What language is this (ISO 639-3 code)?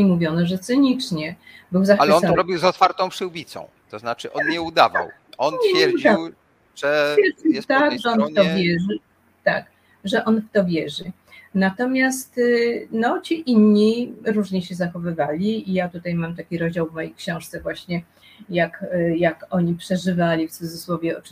pol